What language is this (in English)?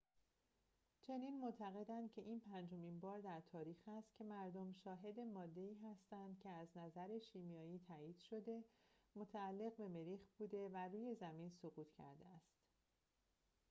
Persian